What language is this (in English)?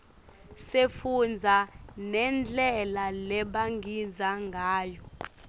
Swati